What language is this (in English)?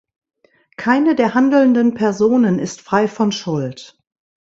German